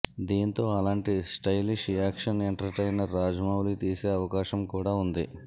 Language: Telugu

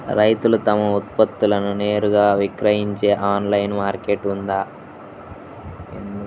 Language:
Telugu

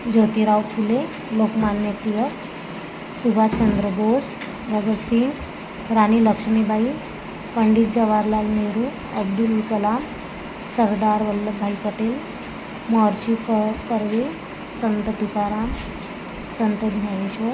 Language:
Marathi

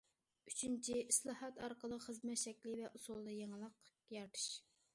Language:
Uyghur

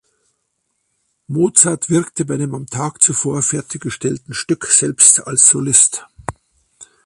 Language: German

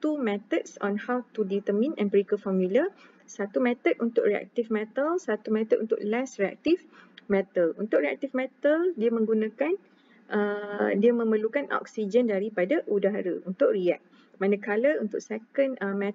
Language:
Malay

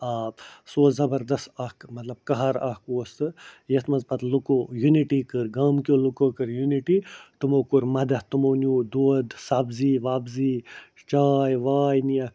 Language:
Kashmiri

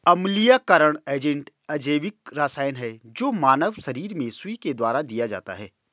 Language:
Hindi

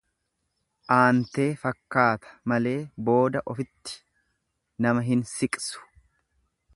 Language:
Oromo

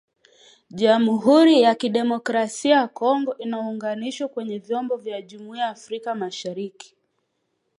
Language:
Swahili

